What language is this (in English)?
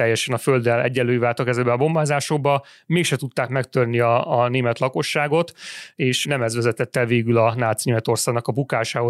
Hungarian